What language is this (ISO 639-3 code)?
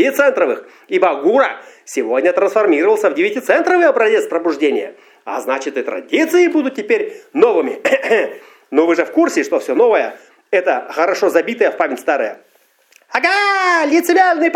rus